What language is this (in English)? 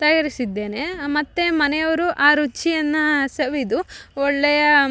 Kannada